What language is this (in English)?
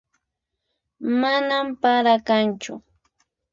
Puno Quechua